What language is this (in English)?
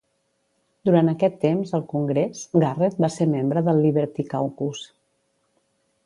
Catalan